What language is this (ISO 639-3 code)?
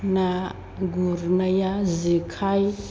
brx